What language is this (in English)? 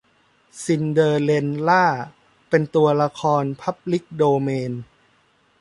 Thai